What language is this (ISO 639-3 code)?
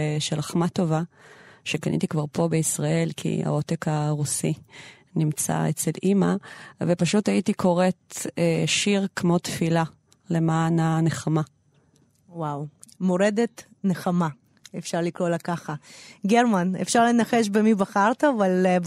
heb